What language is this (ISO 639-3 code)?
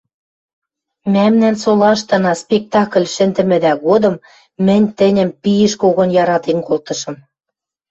mrj